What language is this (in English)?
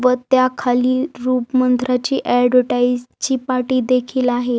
Marathi